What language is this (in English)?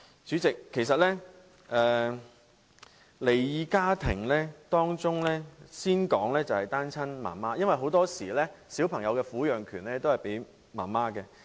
Cantonese